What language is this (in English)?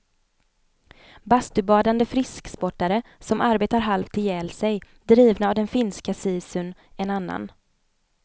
Swedish